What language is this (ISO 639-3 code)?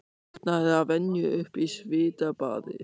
isl